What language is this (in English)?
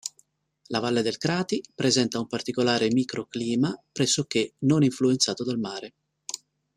Italian